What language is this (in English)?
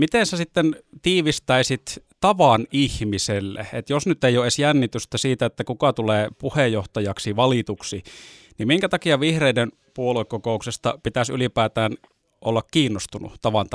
Finnish